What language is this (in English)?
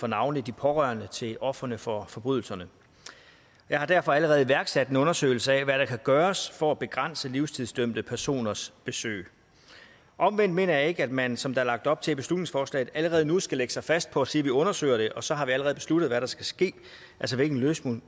Danish